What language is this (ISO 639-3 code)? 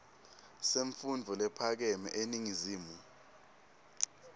ssw